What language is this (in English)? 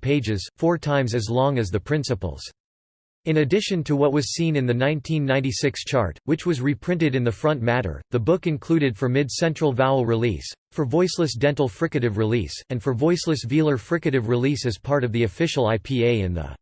English